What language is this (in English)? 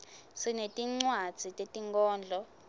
Swati